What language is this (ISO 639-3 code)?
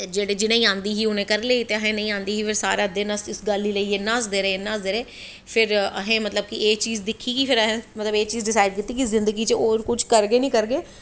doi